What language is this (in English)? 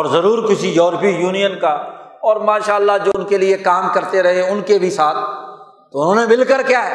Urdu